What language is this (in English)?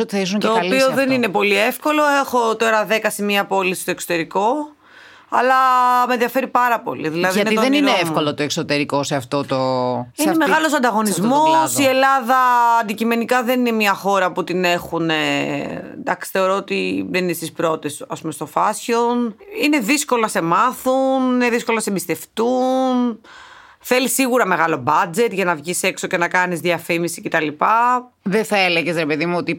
Greek